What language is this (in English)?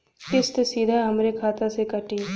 Bhojpuri